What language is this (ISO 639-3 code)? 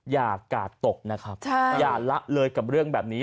tha